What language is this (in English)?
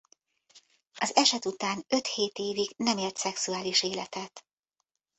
Hungarian